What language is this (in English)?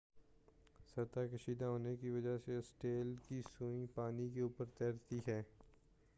Urdu